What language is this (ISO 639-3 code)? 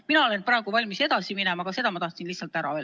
est